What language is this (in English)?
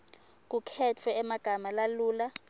Swati